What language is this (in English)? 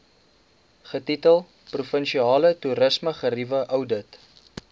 Afrikaans